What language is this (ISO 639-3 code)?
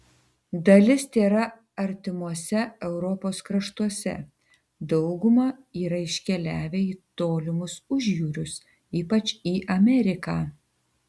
lit